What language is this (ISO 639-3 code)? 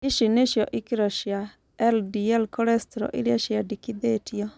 kik